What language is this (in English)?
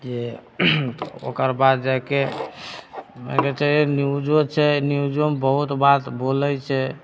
Maithili